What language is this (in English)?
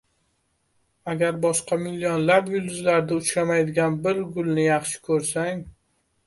Uzbek